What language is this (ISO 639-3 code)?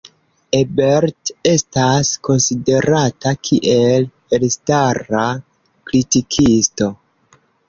epo